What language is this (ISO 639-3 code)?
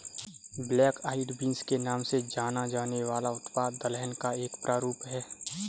hin